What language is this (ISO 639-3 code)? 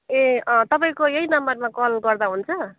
nep